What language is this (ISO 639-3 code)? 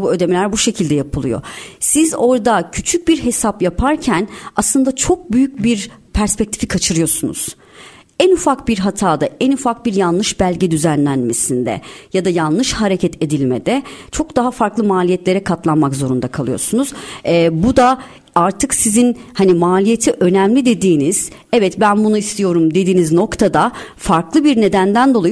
tur